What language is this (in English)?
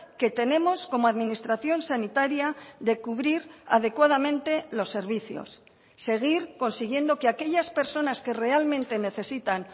Spanish